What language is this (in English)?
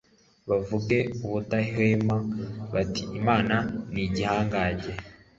Kinyarwanda